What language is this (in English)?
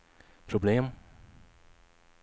Swedish